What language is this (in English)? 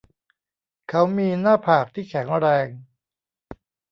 Thai